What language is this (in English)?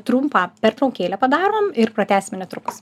Lithuanian